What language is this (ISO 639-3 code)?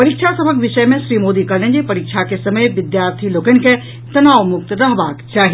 mai